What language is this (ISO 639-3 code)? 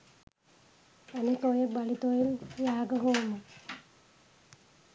sin